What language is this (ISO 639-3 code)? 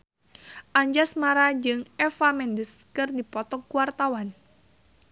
sun